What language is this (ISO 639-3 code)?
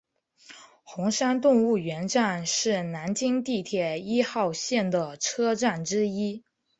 zho